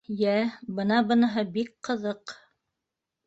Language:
Bashkir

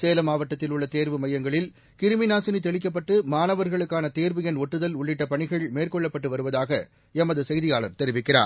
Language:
Tamil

